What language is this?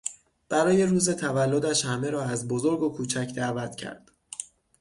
Persian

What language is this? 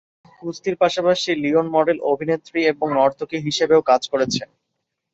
Bangla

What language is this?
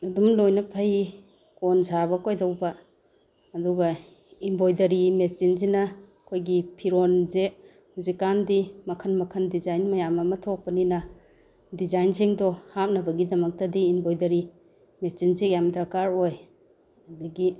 Manipuri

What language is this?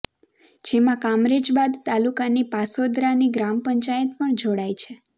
Gujarati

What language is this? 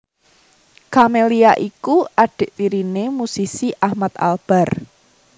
Javanese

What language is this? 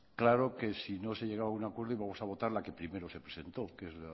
Spanish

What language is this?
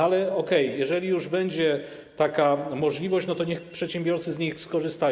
Polish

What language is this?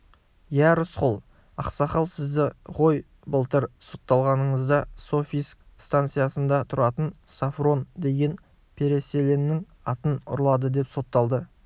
Kazakh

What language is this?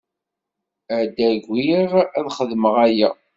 Kabyle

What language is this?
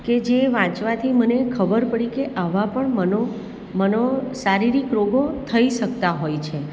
Gujarati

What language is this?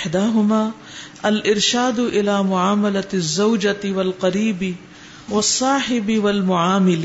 Urdu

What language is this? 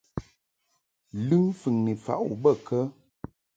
Mungaka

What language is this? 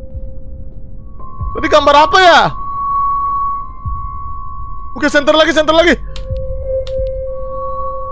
Indonesian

